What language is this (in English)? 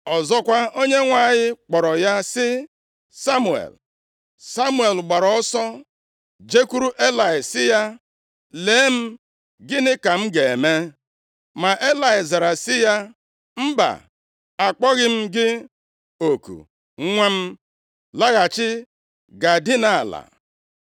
Igbo